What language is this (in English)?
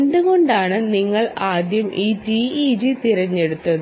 Malayalam